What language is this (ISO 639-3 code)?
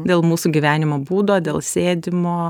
lit